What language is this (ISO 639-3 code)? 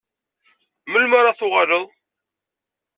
kab